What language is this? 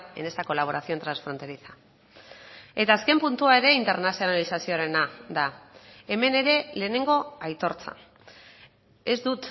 Basque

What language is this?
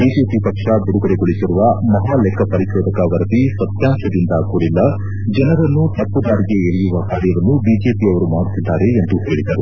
Kannada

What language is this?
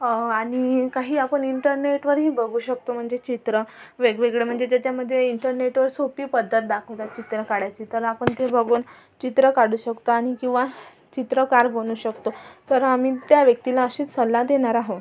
Marathi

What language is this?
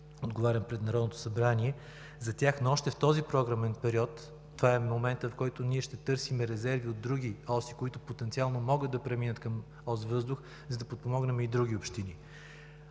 Bulgarian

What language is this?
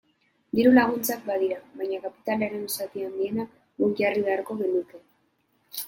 Basque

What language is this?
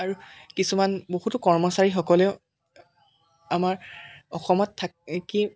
Assamese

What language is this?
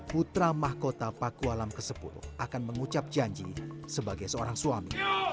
Indonesian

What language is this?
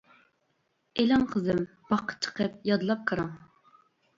Uyghur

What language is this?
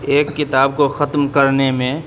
Urdu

